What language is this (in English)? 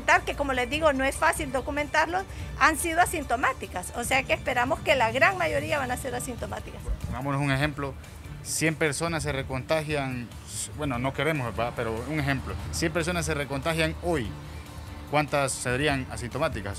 Spanish